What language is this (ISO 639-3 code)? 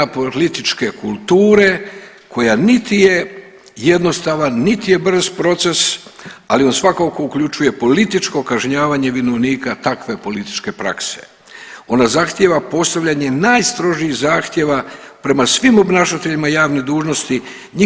hrv